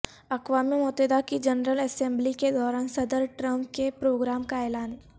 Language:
Urdu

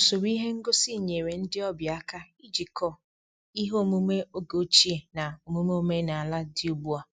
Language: Igbo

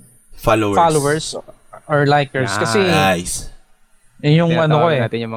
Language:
Filipino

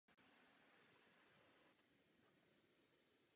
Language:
Czech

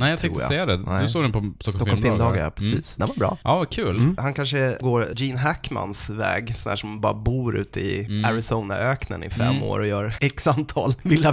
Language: Swedish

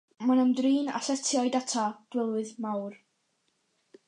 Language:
Welsh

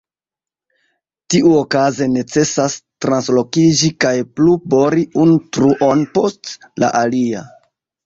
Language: Esperanto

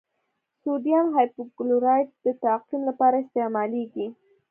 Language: Pashto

